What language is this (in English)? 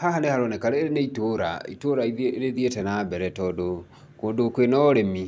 Kikuyu